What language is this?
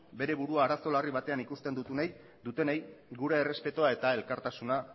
Basque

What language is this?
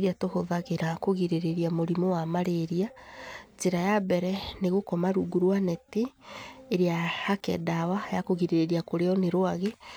Kikuyu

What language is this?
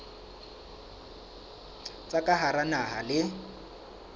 Southern Sotho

